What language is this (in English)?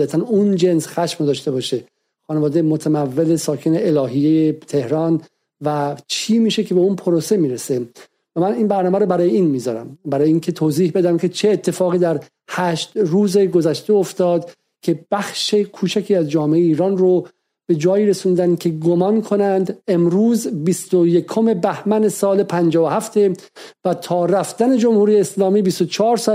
Persian